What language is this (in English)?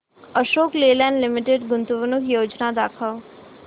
Marathi